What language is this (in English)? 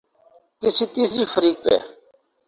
Urdu